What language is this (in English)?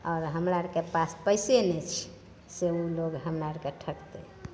Maithili